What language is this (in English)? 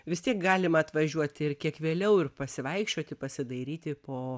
Lithuanian